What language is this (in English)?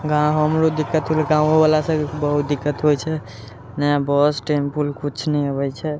Maithili